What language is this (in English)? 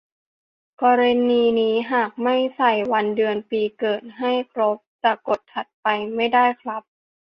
Thai